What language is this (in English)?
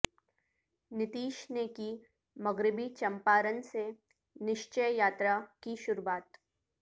Urdu